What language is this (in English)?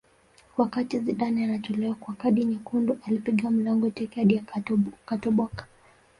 Swahili